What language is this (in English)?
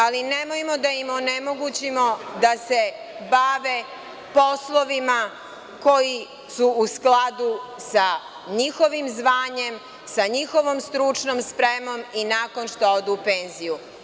Serbian